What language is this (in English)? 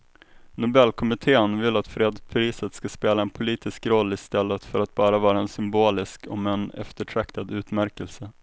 Swedish